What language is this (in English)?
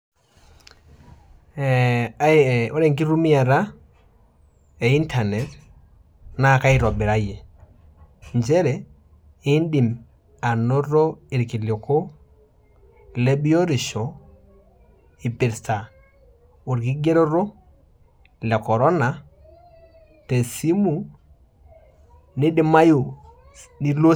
Masai